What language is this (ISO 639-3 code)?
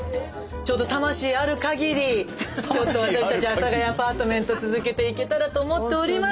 jpn